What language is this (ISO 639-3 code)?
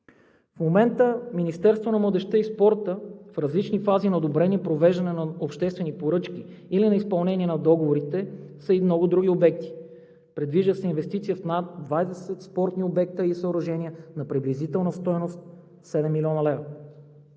bul